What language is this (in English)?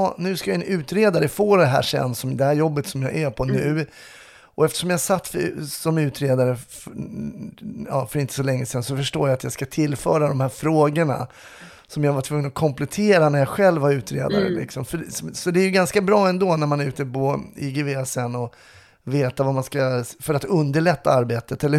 Swedish